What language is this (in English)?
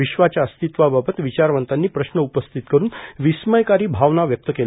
Marathi